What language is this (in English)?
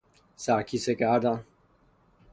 Persian